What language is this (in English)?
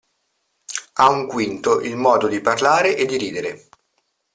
Italian